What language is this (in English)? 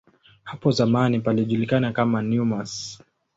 Swahili